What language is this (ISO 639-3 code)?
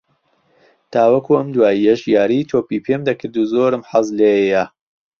ckb